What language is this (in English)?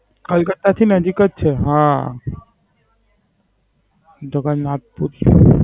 Gujarati